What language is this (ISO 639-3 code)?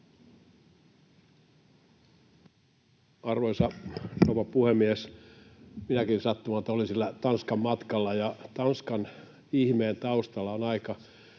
fin